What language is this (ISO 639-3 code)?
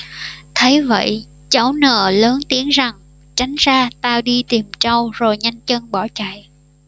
vie